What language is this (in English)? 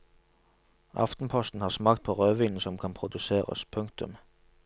Norwegian